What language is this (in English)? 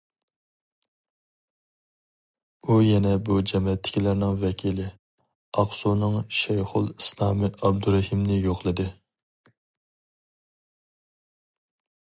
Uyghur